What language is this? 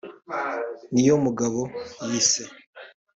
Kinyarwanda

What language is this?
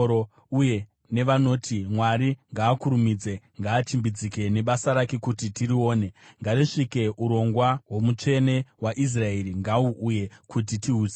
Shona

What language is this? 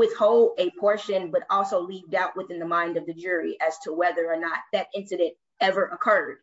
English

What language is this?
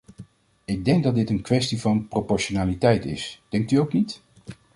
Dutch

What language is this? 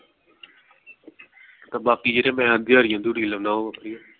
Punjabi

